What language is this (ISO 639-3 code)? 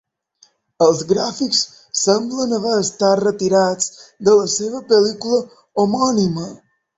cat